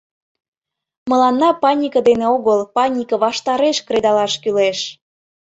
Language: Mari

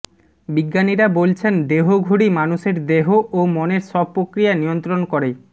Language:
Bangla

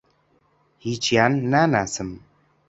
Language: Central Kurdish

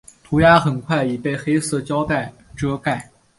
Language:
Chinese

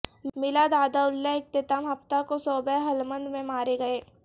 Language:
Urdu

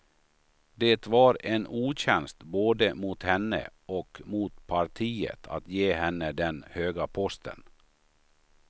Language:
Swedish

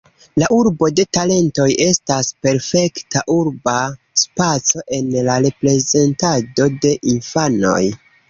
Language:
Esperanto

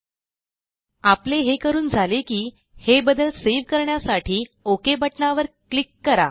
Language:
Marathi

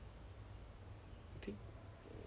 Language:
English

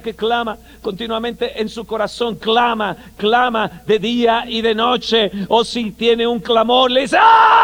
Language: Spanish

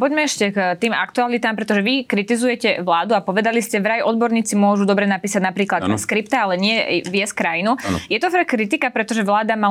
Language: Slovak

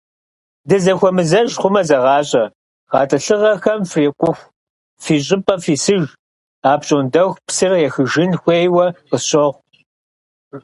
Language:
Kabardian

